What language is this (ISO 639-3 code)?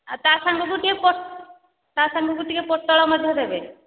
ori